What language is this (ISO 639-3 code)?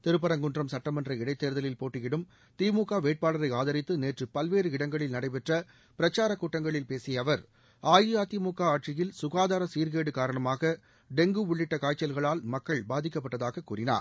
tam